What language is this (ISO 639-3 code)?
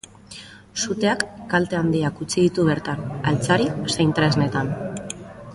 eus